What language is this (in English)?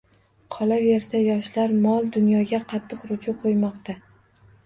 Uzbek